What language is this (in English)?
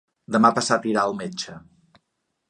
Catalan